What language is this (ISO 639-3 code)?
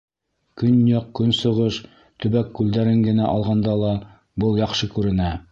bak